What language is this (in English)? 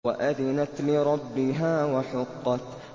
Arabic